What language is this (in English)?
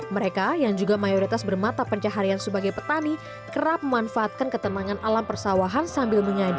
Indonesian